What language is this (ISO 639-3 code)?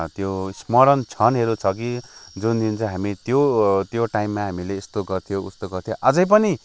nep